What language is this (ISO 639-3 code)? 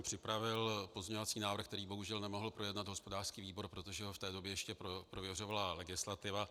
ces